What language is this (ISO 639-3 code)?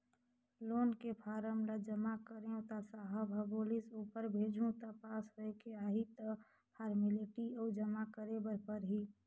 hne